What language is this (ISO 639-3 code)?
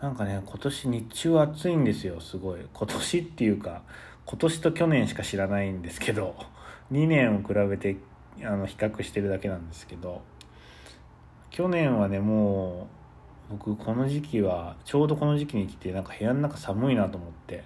jpn